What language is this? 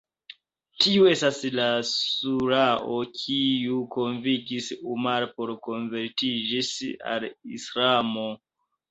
Esperanto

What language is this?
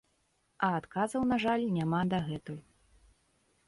Belarusian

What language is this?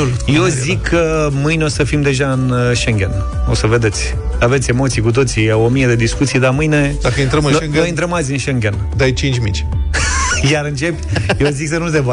Romanian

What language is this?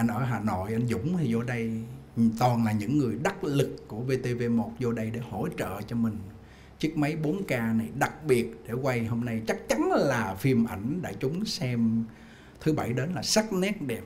Vietnamese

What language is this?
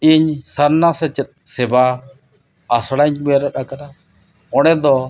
Santali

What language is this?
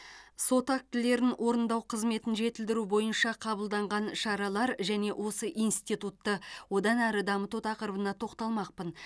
Kazakh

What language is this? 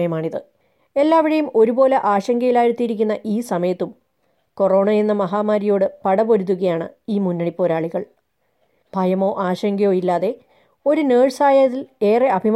Malayalam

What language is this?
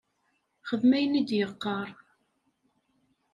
Kabyle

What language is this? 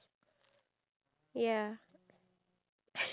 English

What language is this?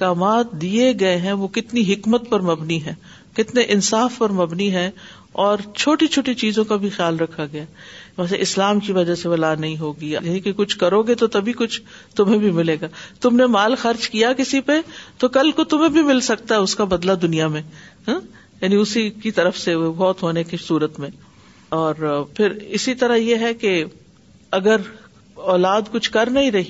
Urdu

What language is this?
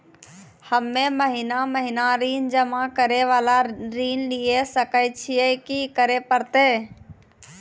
Maithili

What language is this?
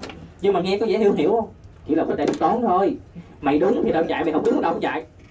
Vietnamese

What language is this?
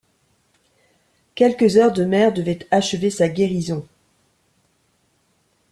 French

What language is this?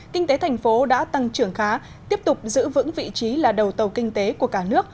Vietnamese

